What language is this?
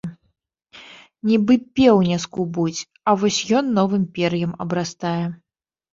Belarusian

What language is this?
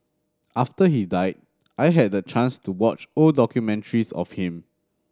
English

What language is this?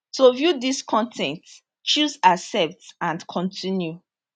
Nigerian Pidgin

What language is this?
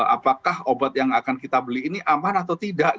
Indonesian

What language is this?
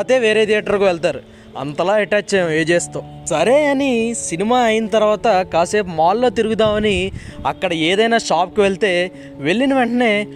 Telugu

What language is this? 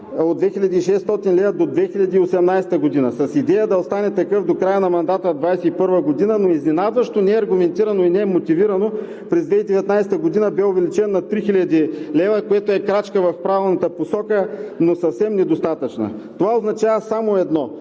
Bulgarian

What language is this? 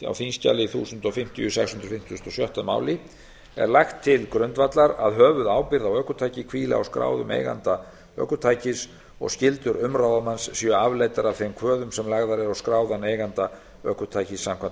Icelandic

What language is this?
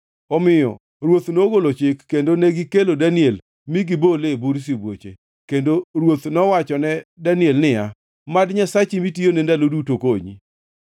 Luo (Kenya and Tanzania)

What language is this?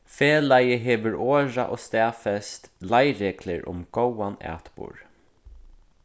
Faroese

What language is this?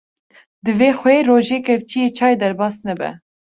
Kurdish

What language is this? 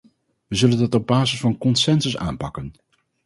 Dutch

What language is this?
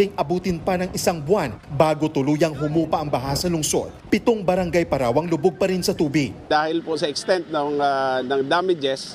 Filipino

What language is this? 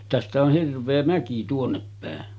Finnish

